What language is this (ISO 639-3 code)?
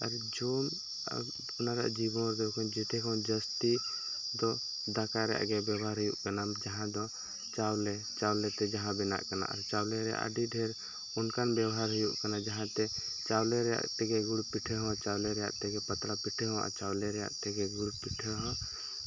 sat